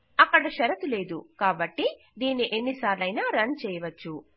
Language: Telugu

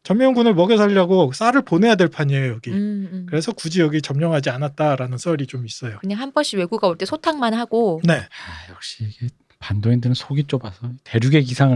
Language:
Korean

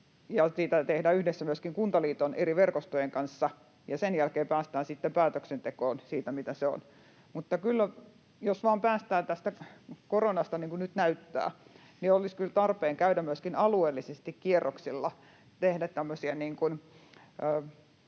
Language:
Finnish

